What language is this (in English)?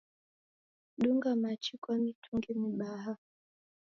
Taita